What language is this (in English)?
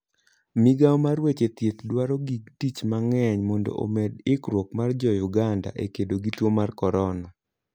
Luo (Kenya and Tanzania)